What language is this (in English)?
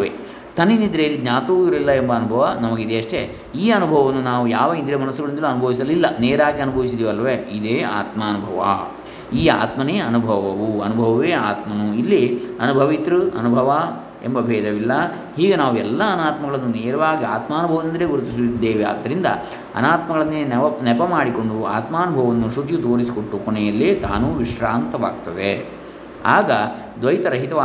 Kannada